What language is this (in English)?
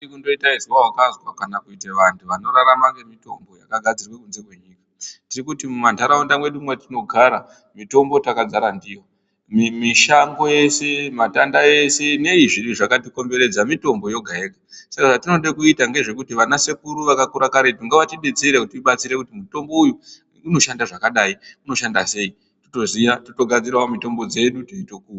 Ndau